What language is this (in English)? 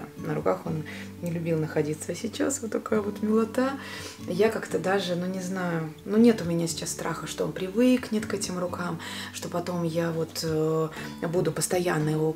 Russian